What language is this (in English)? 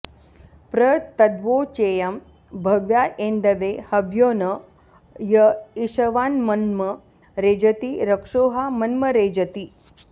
Sanskrit